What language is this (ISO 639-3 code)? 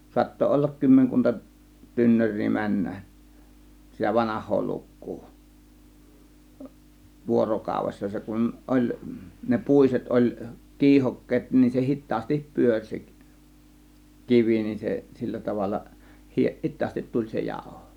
fin